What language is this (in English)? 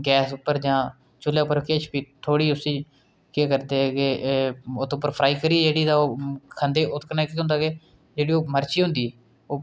Dogri